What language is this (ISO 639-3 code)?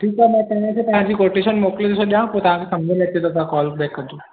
snd